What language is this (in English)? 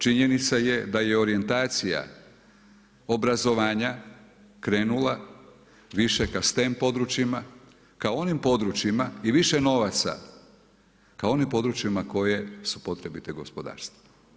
Croatian